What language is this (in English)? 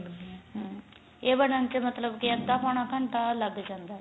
Punjabi